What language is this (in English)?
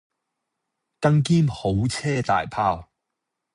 Cantonese